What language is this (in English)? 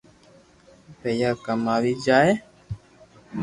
Loarki